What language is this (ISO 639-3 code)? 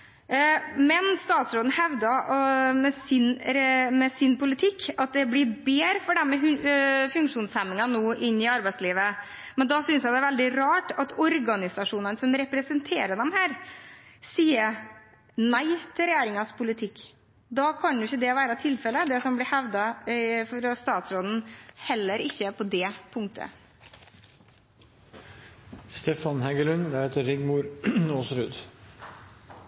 nob